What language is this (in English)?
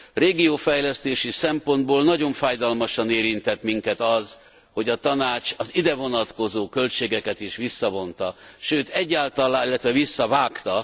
Hungarian